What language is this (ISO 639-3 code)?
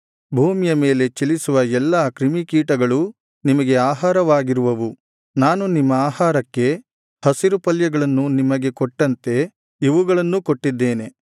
kan